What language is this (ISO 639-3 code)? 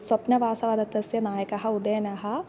san